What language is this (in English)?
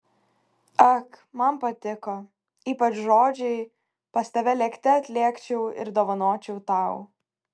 Lithuanian